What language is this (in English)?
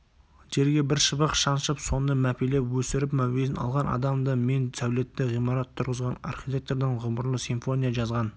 Kazakh